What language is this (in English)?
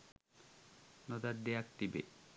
Sinhala